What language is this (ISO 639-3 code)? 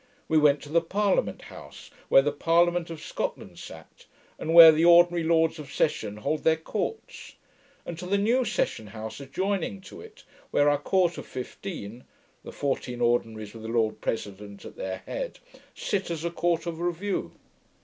eng